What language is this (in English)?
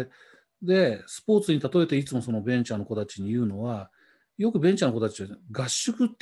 Japanese